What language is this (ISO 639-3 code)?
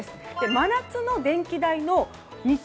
jpn